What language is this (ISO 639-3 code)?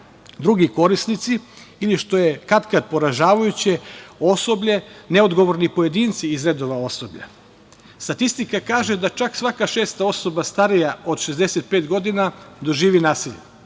srp